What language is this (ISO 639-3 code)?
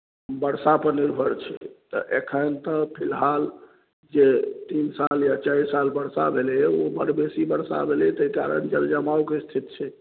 mai